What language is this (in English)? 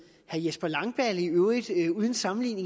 Danish